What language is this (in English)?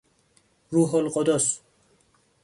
Persian